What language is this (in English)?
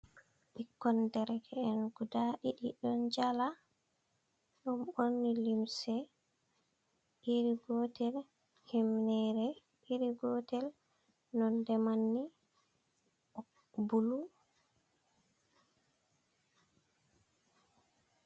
Fula